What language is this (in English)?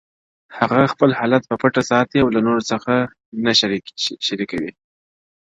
Pashto